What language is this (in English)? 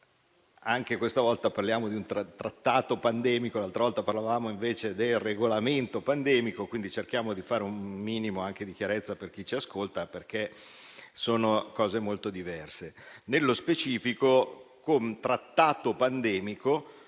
Italian